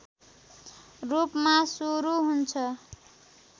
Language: Nepali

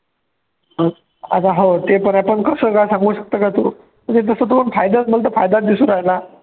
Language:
Marathi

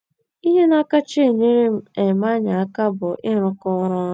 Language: Igbo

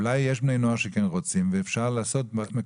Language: Hebrew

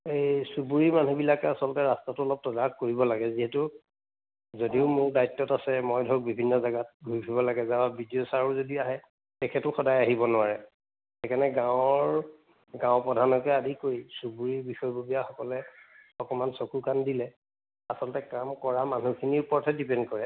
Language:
Assamese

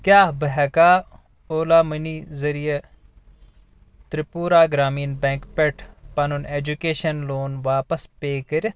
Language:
Kashmiri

